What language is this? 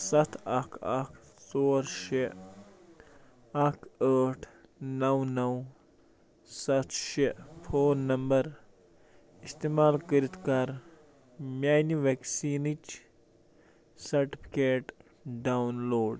Kashmiri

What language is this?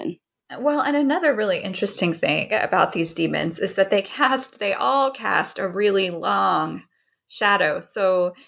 English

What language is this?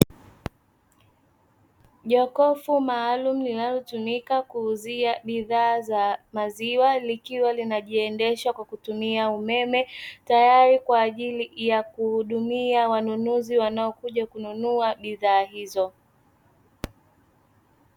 Swahili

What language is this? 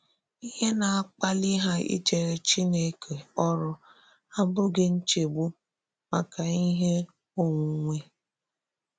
Igbo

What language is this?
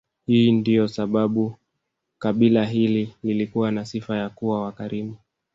Swahili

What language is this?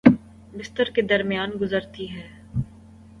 Urdu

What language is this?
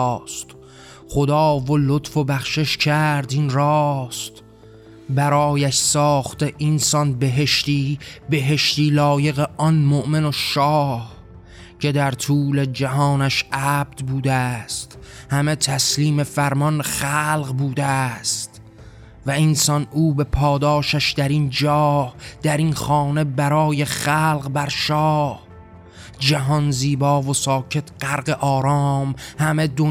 Persian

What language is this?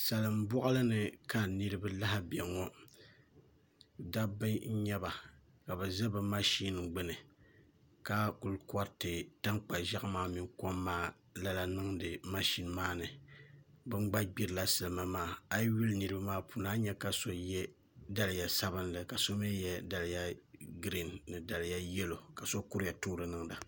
Dagbani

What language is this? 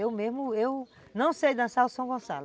Portuguese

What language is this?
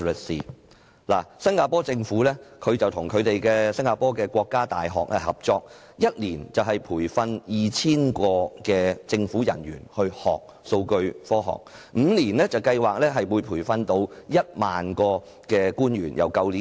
Cantonese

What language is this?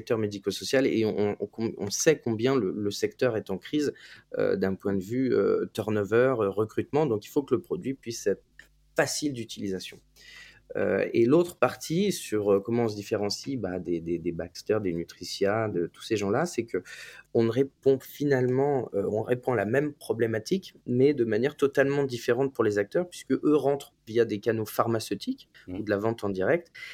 French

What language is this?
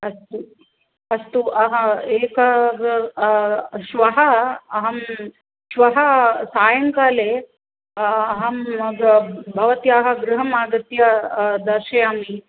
Sanskrit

